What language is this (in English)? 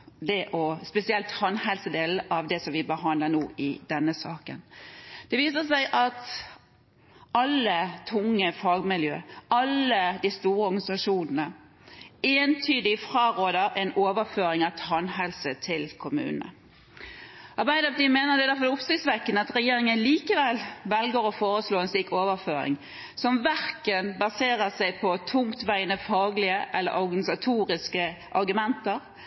Norwegian Bokmål